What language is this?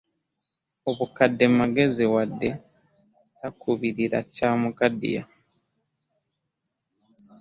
Ganda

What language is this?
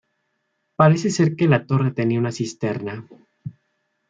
Spanish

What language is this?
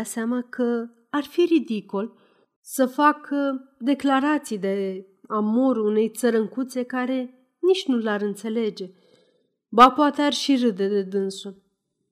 Romanian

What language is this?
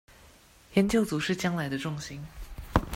Chinese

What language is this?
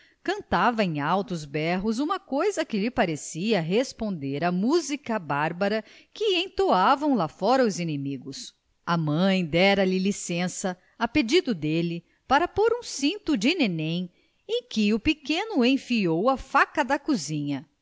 Portuguese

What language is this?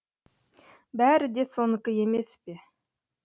Kazakh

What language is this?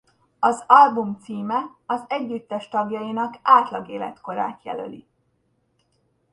Hungarian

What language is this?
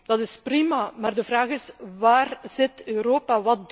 Dutch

